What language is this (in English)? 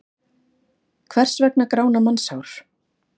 Icelandic